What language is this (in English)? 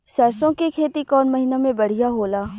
Bhojpuri